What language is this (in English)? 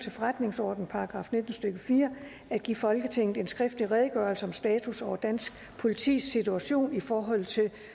Danish